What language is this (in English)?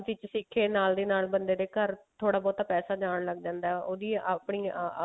Punjabi